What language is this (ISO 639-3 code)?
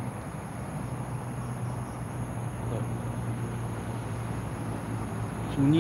msa